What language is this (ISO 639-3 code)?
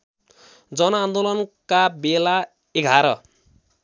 nep